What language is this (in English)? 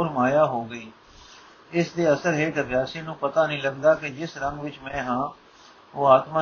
Punjabi